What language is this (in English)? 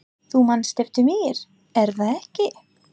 Icelandic